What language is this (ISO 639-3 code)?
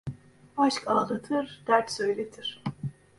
tur